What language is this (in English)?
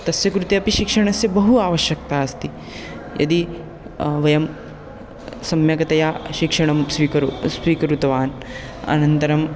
Sanskrit